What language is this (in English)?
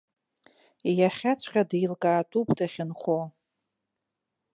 Abkhazian